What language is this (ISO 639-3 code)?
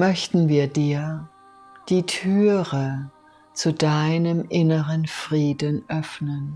deu